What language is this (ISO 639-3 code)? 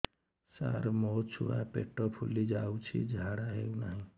ori